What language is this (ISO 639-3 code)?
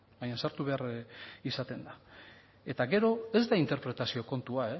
eus